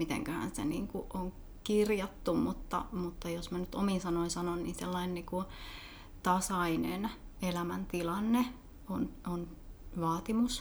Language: Finnish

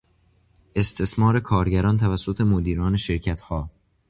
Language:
Persian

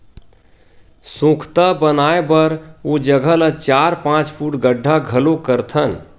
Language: Chhattisgarhi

